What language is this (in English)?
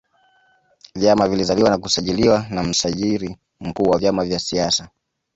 Swahili